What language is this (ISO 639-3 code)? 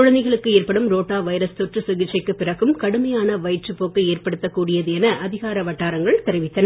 tam